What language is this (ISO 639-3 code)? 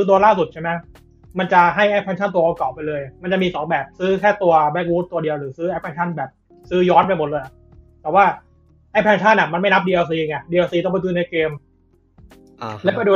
tha